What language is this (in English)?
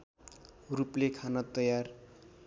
Nepali